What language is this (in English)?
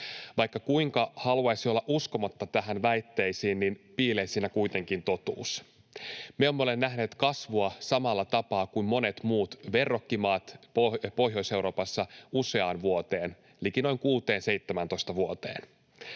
Finnish